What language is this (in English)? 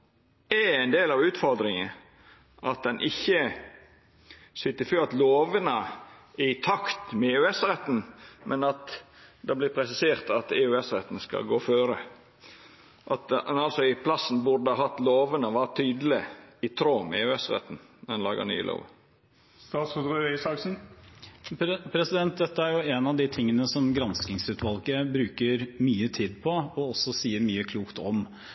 Norwegian